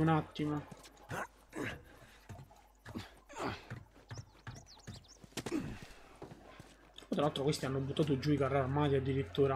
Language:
Italian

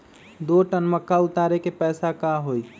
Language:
Magahi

